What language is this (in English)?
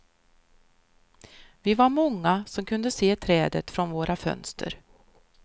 Swedish